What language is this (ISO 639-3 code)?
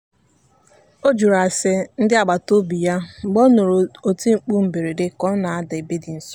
ibo